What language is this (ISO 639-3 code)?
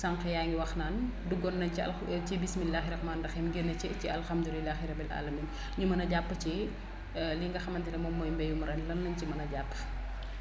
wol